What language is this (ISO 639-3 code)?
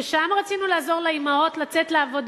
heb